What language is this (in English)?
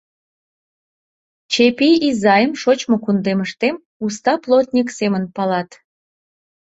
Mari